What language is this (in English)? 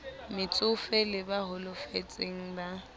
Southern Sotho